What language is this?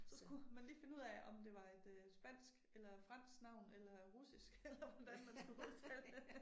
Danish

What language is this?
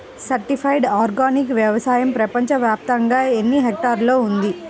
Telugu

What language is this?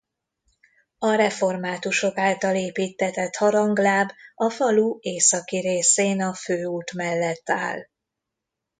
Hungarian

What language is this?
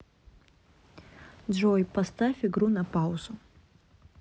Russian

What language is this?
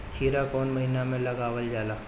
Bhojpuri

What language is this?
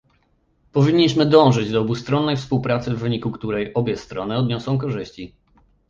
Polish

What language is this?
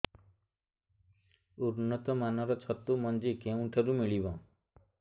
Odia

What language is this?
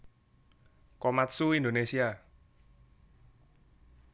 Javanese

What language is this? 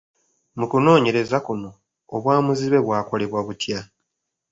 Ganda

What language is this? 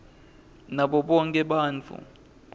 Swati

